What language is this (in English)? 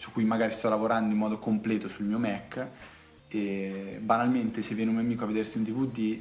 Italian